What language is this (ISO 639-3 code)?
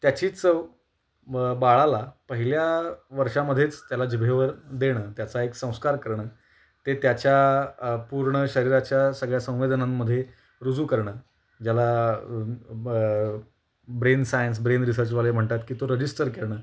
mar